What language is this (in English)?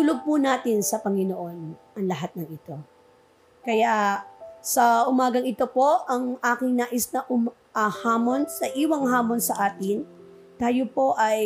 Filipino